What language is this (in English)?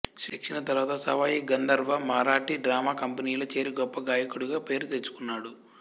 Telugu